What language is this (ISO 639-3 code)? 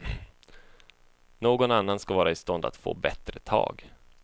swe